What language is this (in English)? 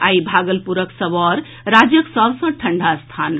Maithili